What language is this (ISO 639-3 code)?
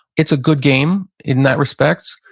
eng